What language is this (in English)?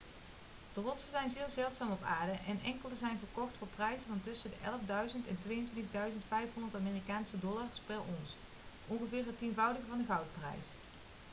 Dutch